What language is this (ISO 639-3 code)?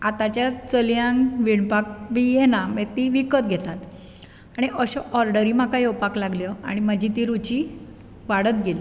kok